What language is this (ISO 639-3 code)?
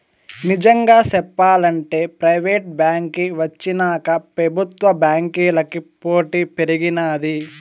tel